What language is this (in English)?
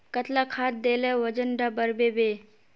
Magahi